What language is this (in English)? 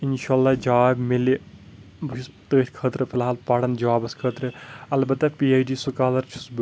Kashmiri